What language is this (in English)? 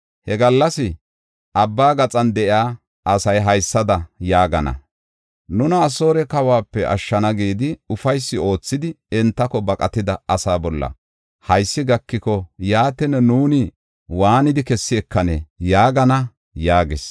Gofa